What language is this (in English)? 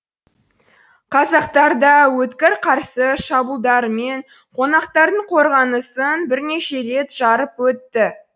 Kazakh